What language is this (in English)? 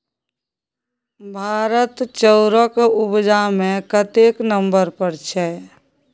Maithili